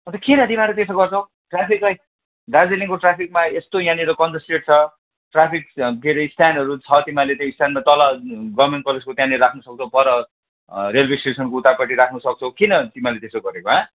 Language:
Nepali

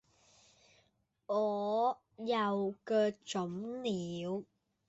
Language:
Cantonese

